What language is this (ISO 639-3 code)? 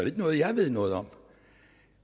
dan